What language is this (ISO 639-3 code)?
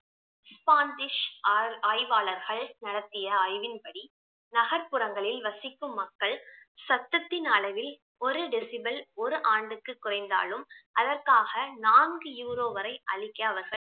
tam